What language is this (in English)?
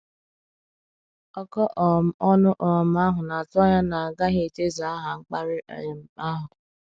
Igbo